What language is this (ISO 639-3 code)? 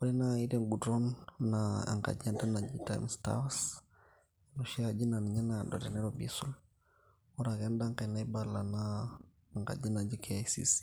mas